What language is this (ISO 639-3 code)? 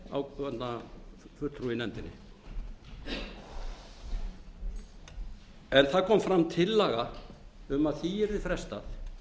isl